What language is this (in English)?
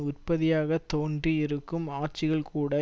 Tamil